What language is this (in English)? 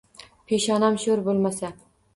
Uzbek